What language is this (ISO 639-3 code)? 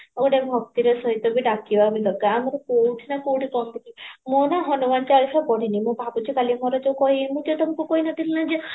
ori